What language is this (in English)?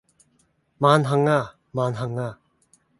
Cantonese